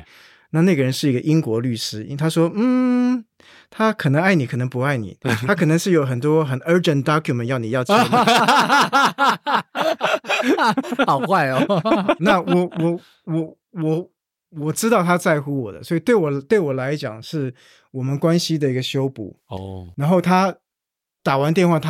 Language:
Chinese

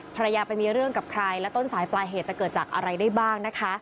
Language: Thai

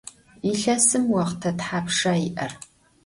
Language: Adyghe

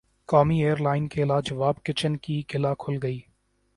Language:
Urdu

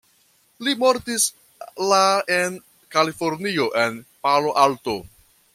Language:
Esperanto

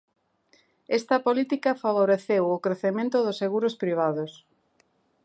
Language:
Galician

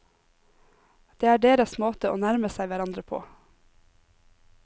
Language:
Norwegian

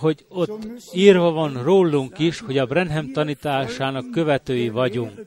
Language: Hungarian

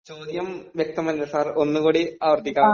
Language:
Malayalam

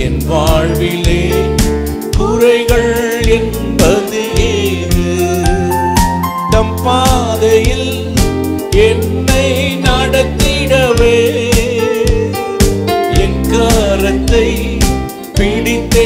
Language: Romanian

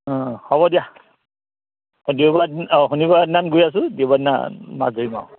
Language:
Assamese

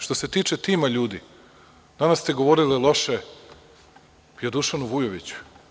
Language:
Serbian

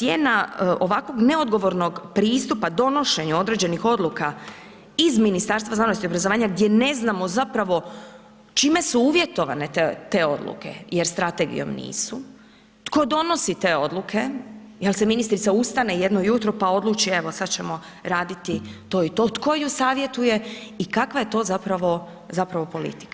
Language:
Croatian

